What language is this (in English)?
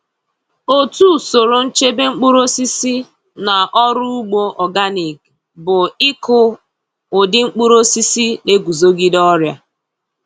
Igbo